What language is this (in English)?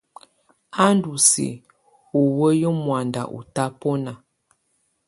Tunen